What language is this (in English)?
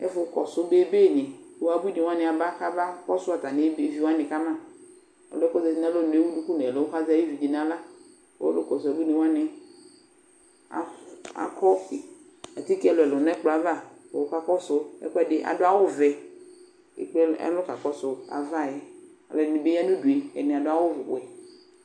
Ikposo